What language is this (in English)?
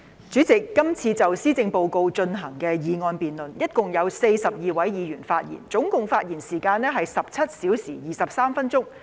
Cantonese